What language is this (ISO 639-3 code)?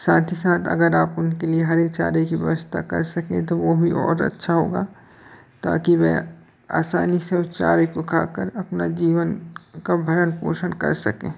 hin